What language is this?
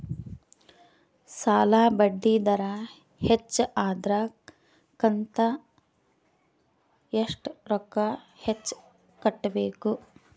Kannada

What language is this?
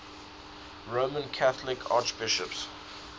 English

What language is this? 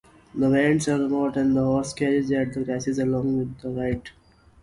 English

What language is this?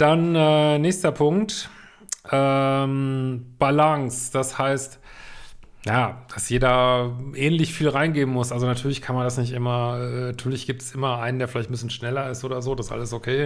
German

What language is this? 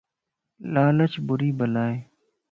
Lasi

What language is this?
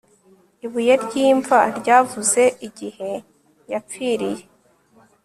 Kinyarwanda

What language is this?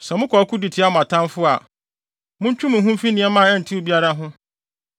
Akan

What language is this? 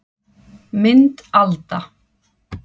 Icelandic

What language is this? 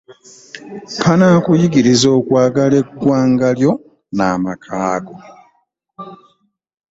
Ganda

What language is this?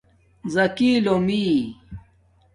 Domaaki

